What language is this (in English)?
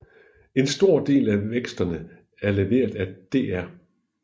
Danish